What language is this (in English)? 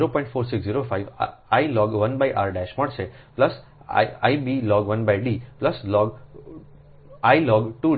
Gujarati